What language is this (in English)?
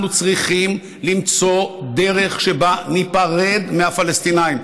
Hebrew